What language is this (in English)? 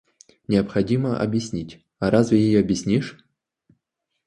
Russian